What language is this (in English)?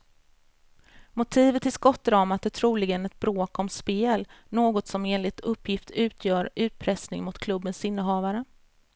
Swedish